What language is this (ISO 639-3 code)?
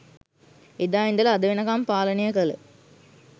sin